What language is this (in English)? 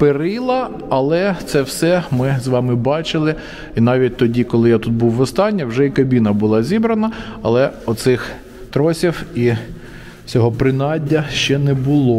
Ukrainian